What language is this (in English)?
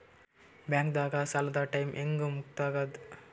Kannada